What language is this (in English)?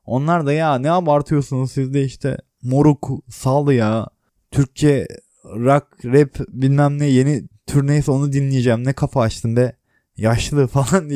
Turkish